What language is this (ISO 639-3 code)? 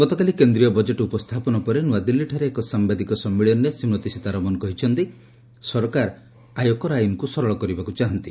ori